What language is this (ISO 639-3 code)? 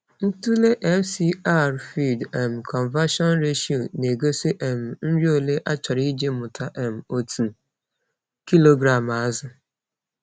ibo